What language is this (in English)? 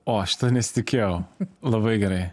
Lithuanian